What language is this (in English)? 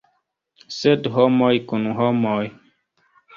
Esperanto